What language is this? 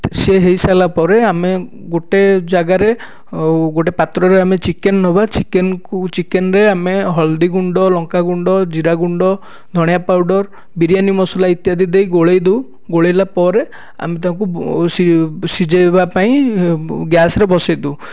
Odia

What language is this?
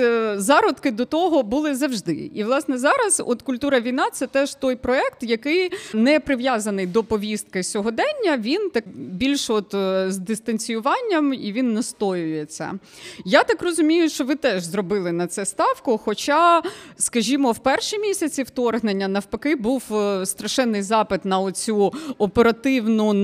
Ukrainian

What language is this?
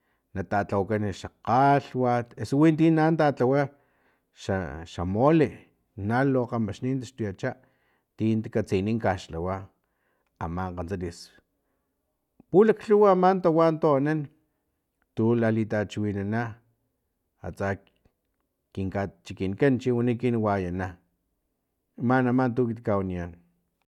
Filomena Mata-Coahuitlán Totonac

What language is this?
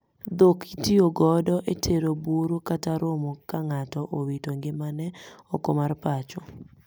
Luo (Kenya and Tanzania)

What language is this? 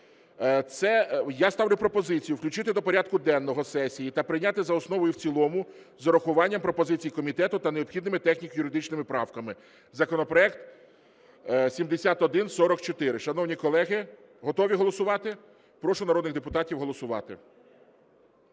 Ukrainian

